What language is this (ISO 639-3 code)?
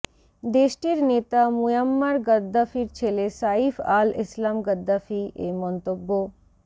ben